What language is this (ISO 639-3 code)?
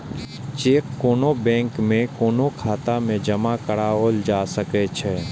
mai